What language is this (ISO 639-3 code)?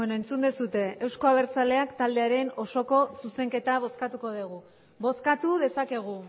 eus